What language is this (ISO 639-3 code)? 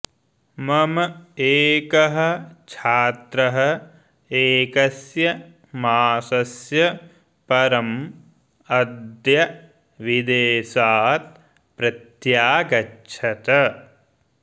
san